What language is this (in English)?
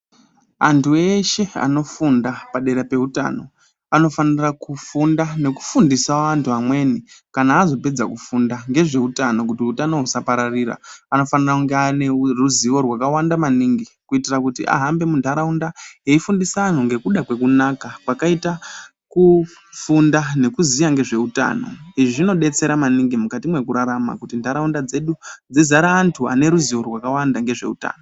Ndau